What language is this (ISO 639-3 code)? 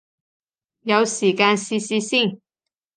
yue